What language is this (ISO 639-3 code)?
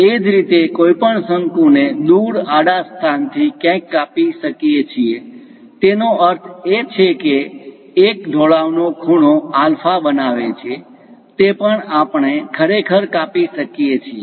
guj